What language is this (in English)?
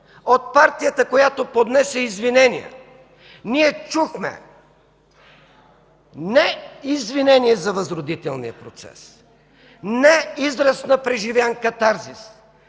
Bulgarian